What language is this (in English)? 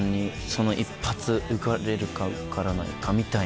Japanese